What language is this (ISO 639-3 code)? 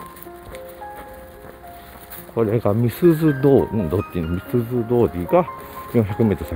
jpn